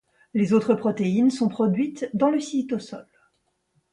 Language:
French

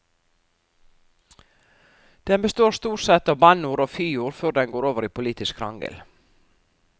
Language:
Norwegian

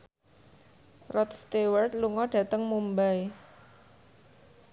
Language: Javanese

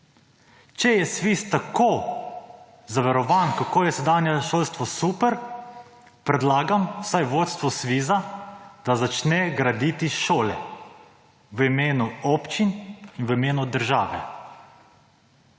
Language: Slovenian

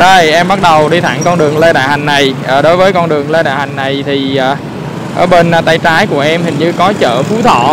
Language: Vietnamese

